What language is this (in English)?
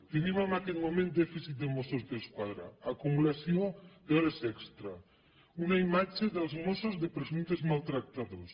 Catalan